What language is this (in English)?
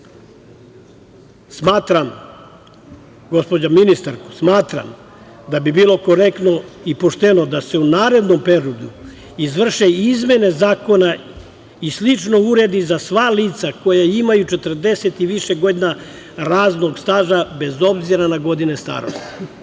Serbian